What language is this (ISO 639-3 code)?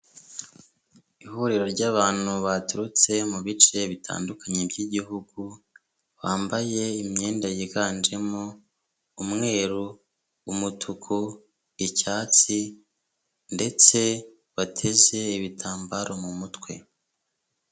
kin